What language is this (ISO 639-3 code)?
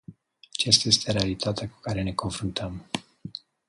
ron